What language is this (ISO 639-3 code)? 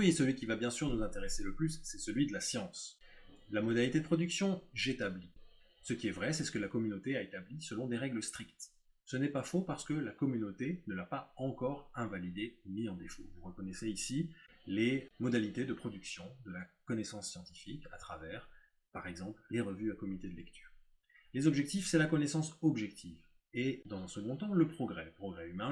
fra